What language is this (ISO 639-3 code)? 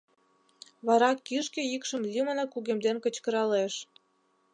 chm